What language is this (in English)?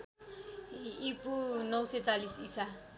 Nepali